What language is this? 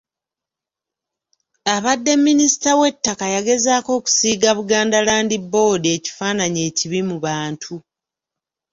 Ganda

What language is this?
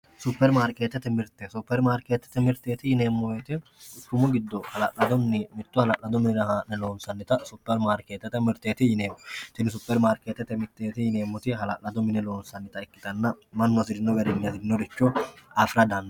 Sidamo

